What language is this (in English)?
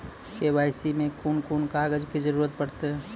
Maithili